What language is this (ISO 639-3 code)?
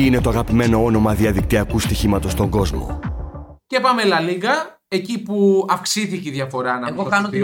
ell